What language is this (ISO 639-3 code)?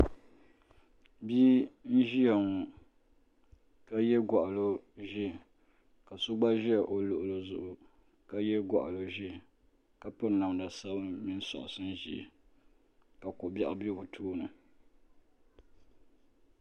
dag